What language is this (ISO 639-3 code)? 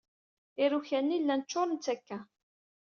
kab